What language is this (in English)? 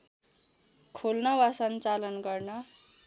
Nepali